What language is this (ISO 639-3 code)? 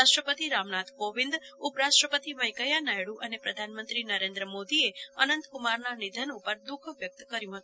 guj